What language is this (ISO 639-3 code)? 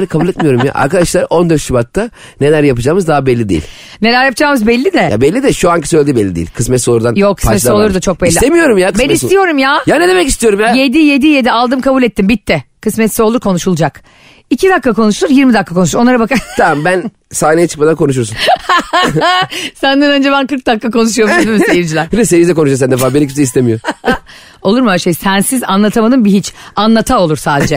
tur